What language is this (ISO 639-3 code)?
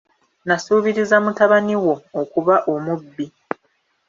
lug